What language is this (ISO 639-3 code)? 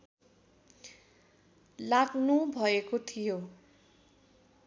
nep